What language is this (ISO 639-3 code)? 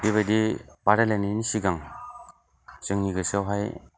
brx